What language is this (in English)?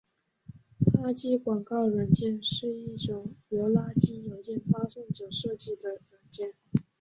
Chinese